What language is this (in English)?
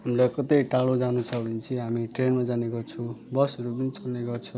Nepali